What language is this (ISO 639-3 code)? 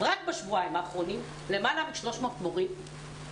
heb